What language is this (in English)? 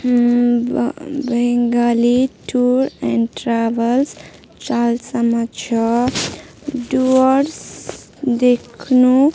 Nepali